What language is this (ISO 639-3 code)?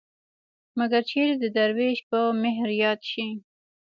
pus